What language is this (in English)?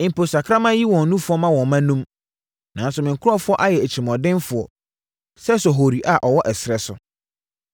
Akan